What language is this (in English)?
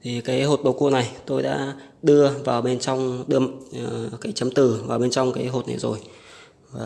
Vietnamese